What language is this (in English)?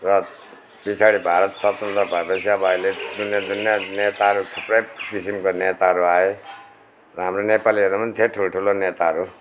Nepali